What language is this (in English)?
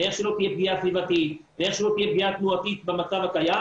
Hebrew